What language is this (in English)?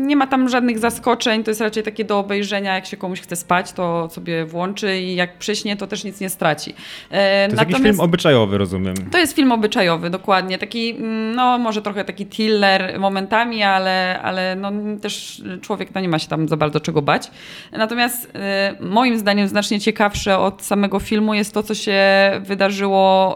Polish